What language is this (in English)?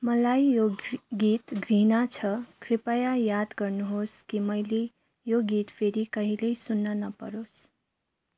Nepali